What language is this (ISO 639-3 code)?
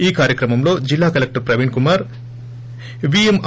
tel